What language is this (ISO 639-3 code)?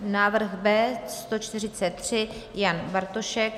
ces